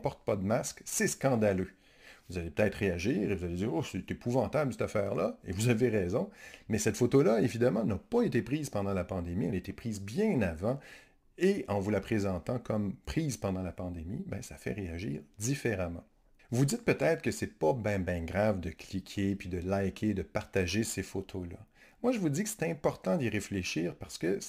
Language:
French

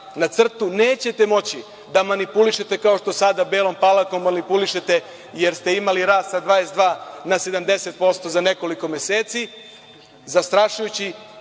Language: Serbian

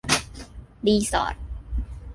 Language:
Thai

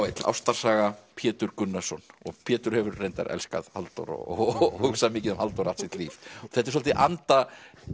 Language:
Icelandic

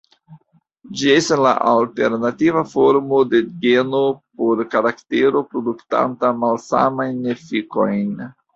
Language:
Esperanto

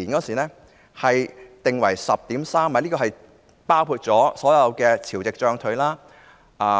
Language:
Cantonese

